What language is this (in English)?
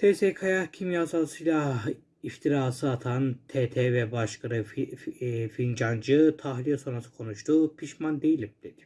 Turkish